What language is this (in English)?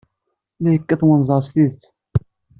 Kabyle